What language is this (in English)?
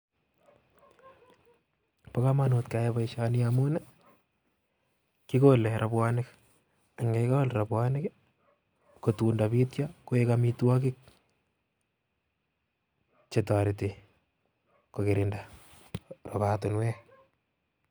Kalenjin